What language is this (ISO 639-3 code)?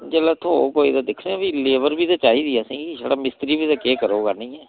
doi